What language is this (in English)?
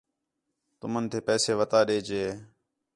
Khetrani